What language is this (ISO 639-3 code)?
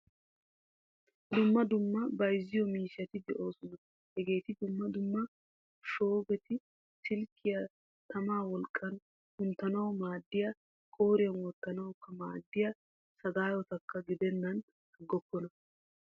wal